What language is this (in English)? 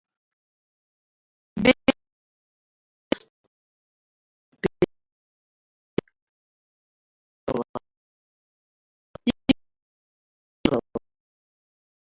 Abkhazian